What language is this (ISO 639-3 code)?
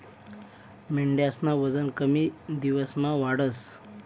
mar